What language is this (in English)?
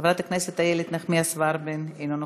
Hebrew